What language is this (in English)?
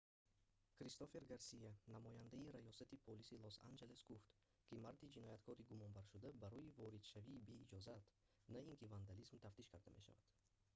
Tajik